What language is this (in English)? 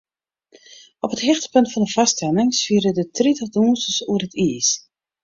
Western Frisian